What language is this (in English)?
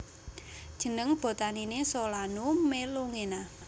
Javanese